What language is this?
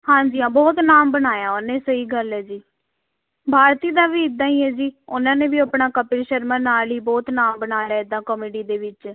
Punjabi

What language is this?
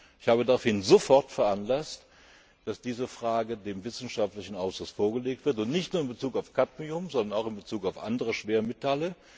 German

